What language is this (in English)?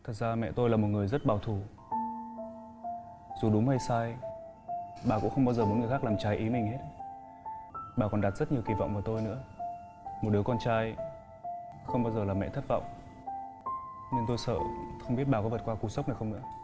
Vietnamese